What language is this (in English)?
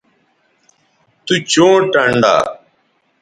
Bateri